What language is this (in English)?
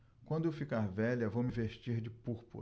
Portuguese